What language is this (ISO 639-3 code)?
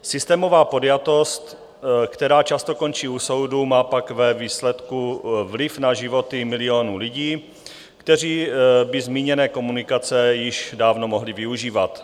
ces